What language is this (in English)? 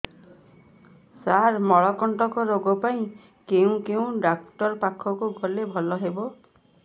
Odia